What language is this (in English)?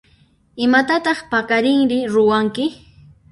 Puno Quechua